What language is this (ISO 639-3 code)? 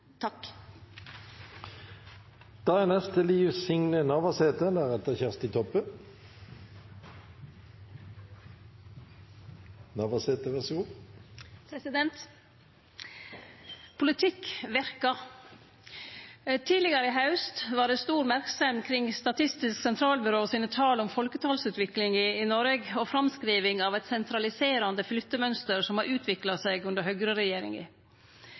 nno